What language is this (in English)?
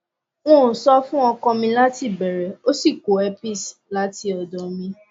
Yoruba